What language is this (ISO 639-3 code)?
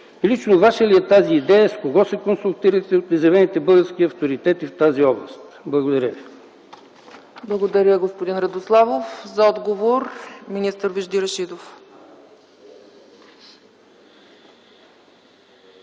bul